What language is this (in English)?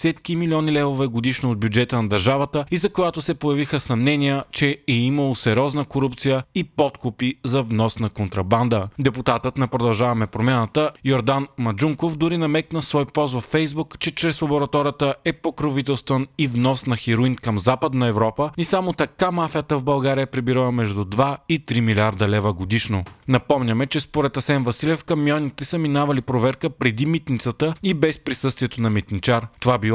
Bulgarian